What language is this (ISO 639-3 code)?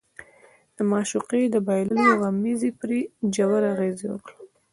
pus